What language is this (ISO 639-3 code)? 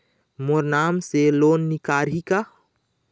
hne